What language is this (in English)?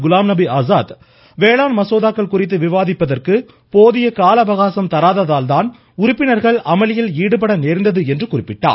Tamil